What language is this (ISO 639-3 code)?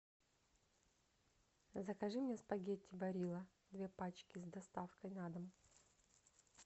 rus